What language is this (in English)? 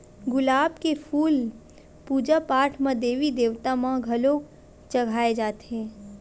Chhattisgarhi